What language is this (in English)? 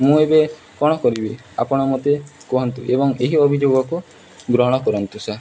Odia